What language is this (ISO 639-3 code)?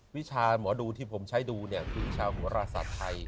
tha